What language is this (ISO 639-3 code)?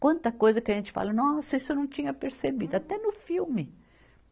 por